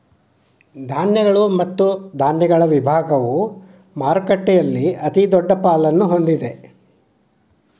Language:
Kannada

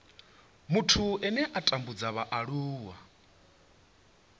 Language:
Venda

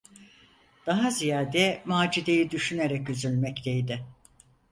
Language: Turkish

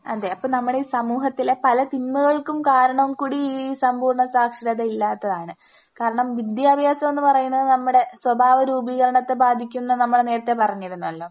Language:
Malayalam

